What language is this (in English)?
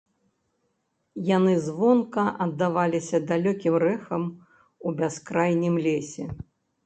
Belarusian